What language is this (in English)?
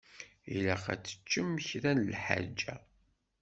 Kabyle